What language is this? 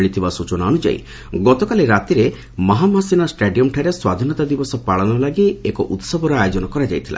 Odia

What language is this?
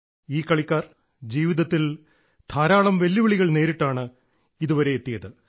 Malayalam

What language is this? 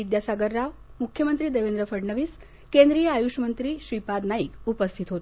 Marathi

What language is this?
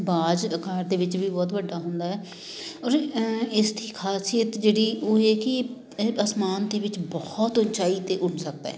Punjabi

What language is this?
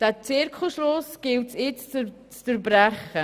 Swiss German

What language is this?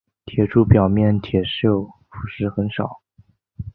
Chinese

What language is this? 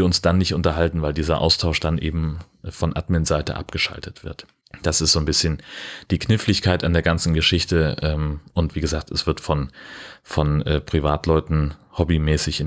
German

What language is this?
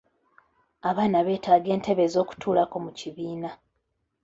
Ganda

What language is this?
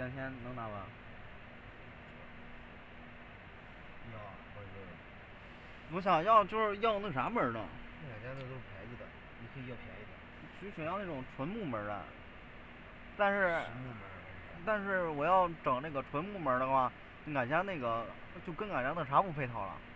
Chinese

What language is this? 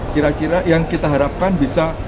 Indonesian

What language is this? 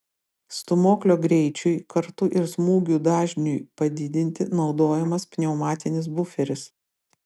Lithuanian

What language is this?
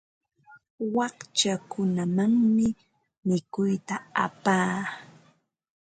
Ambo-Pasco Quechua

